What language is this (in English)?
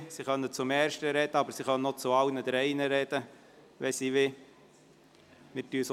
Swiss German